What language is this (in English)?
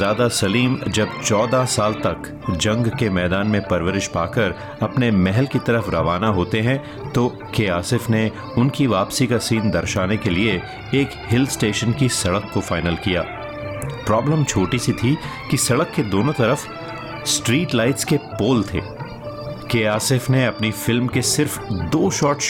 Hindi